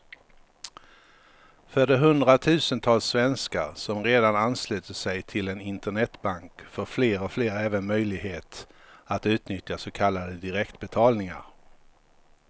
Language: Swedish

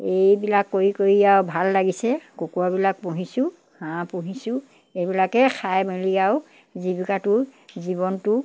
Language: Assamese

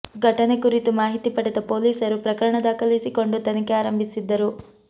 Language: Kannada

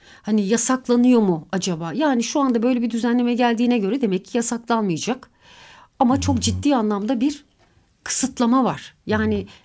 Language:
Turkish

